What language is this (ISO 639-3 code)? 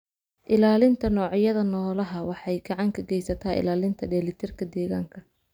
som